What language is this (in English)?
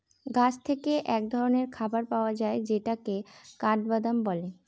Bangla